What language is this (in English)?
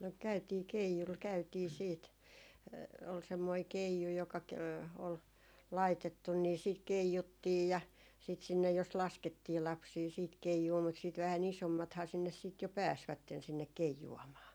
Finnish